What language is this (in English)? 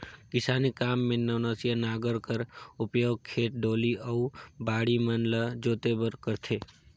Chhattisgarhi